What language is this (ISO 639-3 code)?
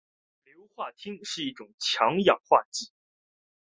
zho